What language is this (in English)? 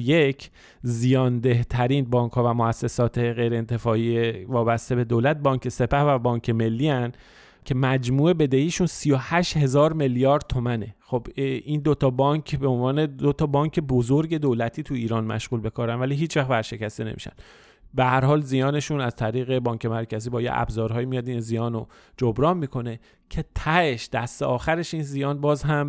Persian